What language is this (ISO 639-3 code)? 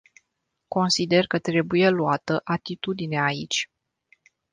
ron